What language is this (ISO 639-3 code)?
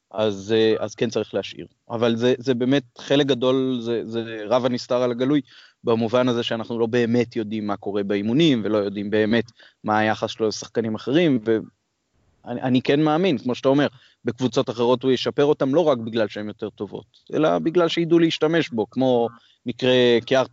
heb